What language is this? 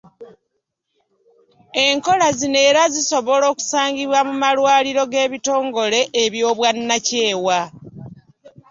Ganda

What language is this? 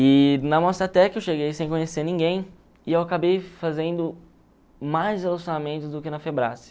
Portuguese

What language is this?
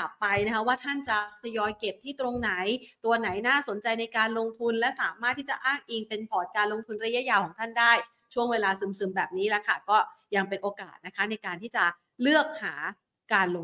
Thai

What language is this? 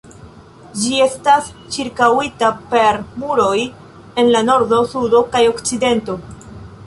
Esperanto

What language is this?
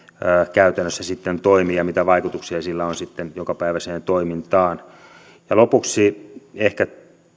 Finnish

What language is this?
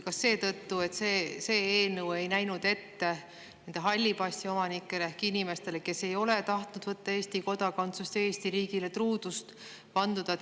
Estonian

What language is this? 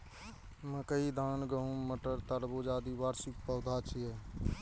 Maithili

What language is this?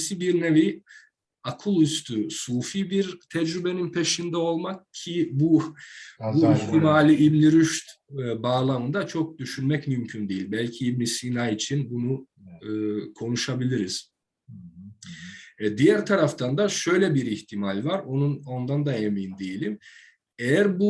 Turkish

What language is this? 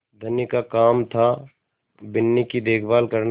Hindi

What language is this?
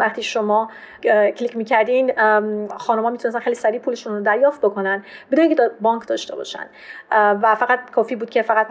Persian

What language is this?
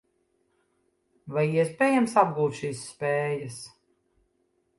Latvian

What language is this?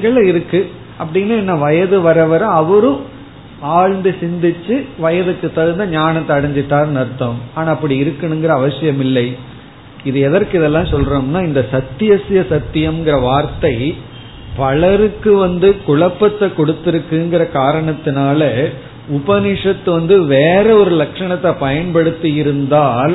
Tamil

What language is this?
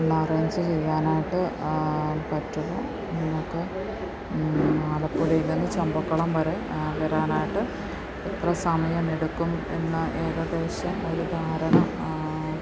Malayalam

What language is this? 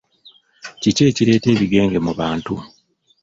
Ganda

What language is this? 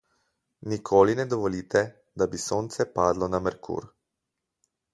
Slovenian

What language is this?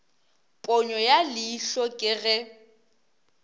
Northern Sotho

